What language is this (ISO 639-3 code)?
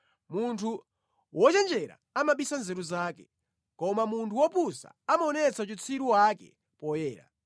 nya